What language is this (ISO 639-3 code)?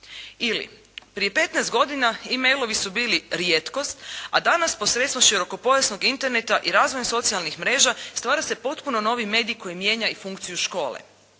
hrv